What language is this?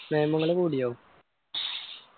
Malayalam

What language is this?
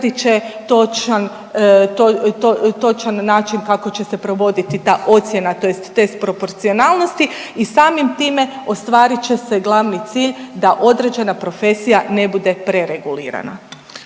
Croatian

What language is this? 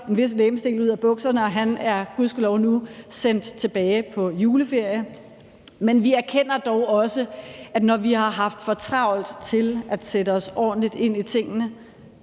Danish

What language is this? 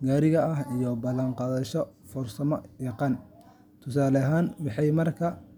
Somali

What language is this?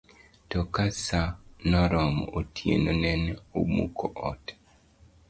Luo (Kenya and Tanzania)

